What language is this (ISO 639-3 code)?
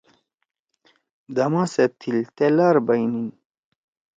trw